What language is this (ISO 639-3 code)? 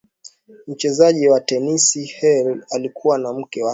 swa